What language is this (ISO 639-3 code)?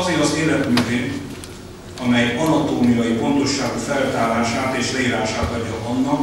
hun